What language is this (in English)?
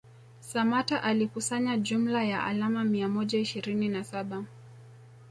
Swahili